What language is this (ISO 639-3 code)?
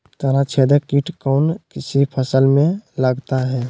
mag